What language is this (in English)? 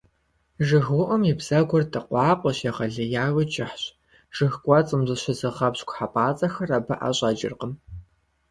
Kabardian